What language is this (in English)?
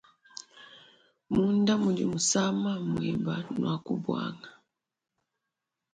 Luba-Lulua